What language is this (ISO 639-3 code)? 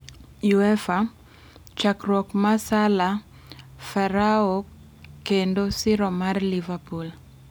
luo